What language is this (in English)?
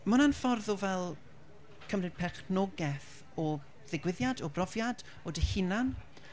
Welsh